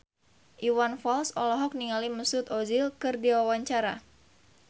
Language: Sundanese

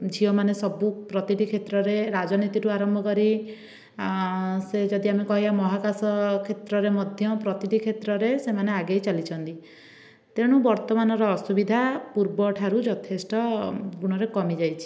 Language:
Odia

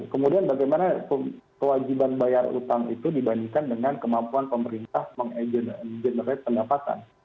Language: Indonesian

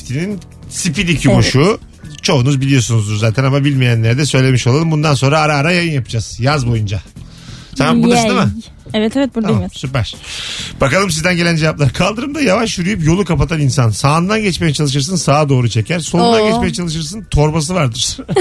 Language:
Turkish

